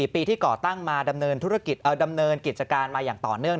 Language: Thai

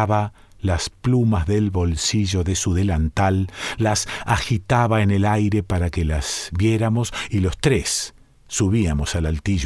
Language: Spanish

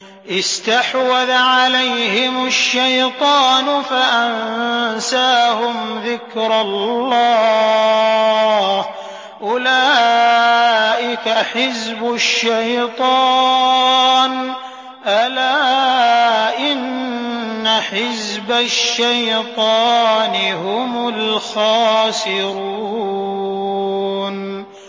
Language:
Arabic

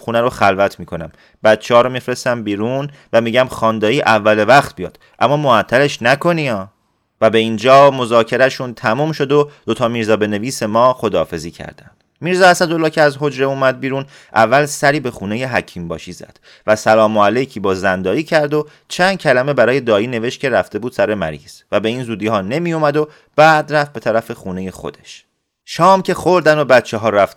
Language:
Persian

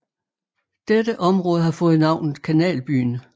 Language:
Danish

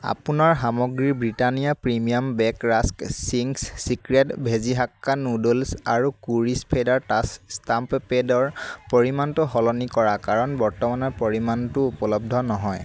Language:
Assamese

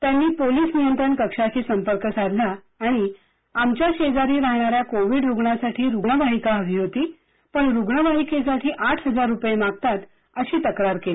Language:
Marathi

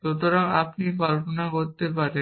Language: Bangla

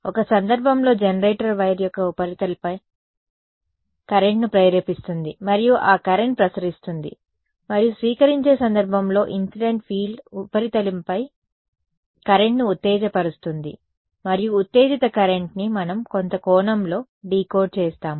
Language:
Telugu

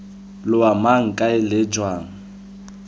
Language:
Tswana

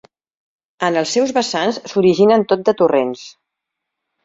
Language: Catalan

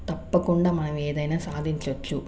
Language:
Telugu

